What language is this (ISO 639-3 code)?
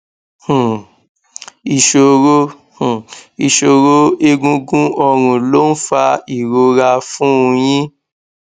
yor